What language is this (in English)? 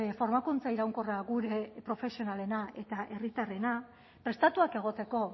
Basque